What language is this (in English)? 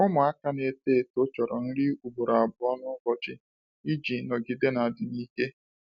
Igbo